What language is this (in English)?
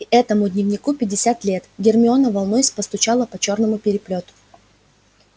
Russian